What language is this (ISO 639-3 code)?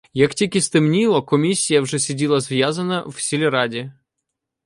ukr